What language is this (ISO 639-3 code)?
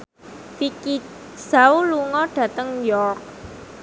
jav